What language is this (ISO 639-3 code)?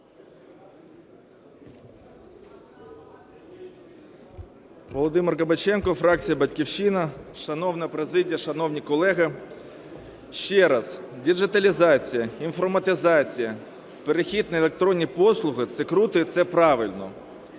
ukr